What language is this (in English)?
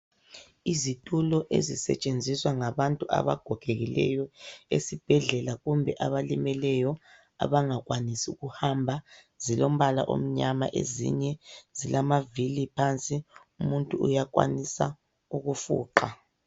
North Ndebele